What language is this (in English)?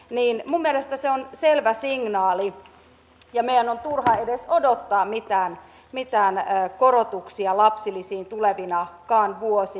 Finnish